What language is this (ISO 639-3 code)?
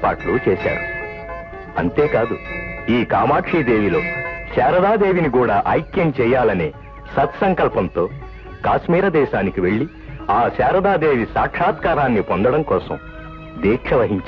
ind